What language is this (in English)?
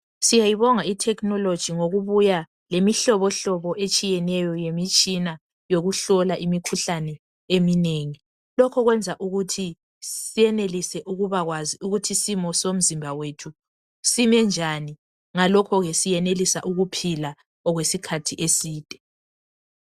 North Ndebele